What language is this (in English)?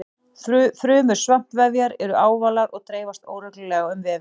Icelandic